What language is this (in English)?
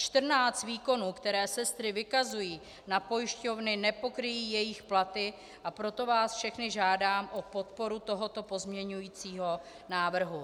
Czech